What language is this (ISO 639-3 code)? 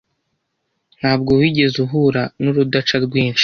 kin